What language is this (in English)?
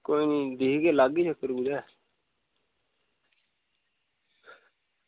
Dogri